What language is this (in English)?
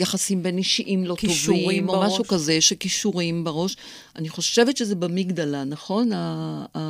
Hebrew